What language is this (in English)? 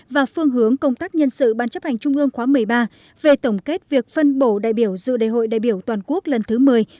Vietnamese